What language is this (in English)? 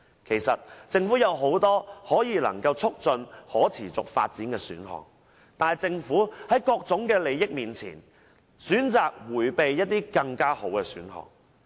Cantonese